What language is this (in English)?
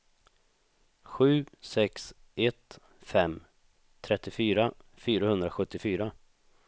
Swedish